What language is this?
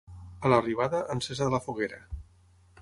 Catalan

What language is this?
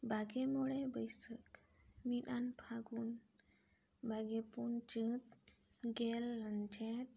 Santali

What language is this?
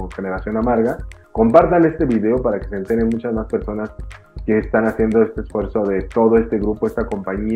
Spanish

